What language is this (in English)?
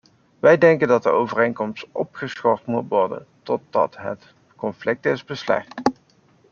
Dutch